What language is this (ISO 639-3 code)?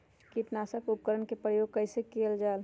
mag